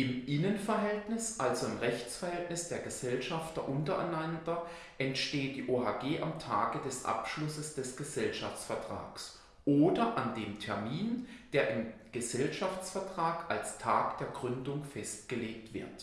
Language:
German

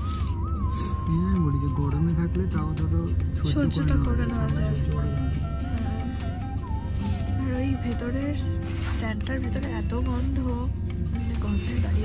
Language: Bangla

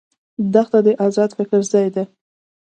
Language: Pashto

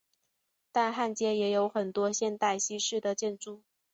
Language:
Chinese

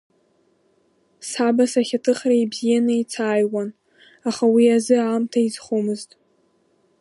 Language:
Abkhazian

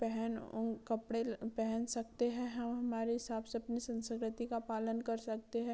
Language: Hindi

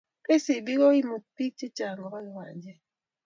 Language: Kalenjin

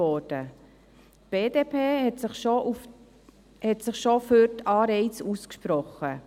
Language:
Swiss German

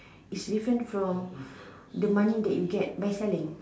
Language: English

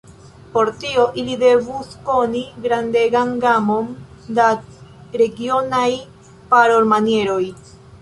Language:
Esperanto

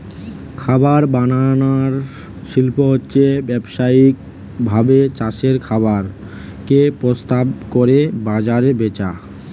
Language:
Bangla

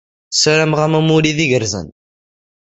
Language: Kabyle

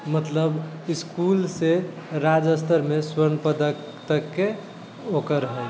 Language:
Maithili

